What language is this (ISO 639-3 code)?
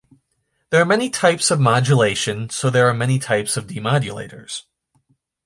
eng